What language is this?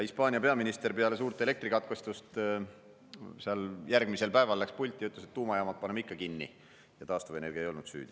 Estonian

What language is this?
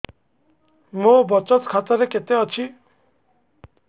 Odia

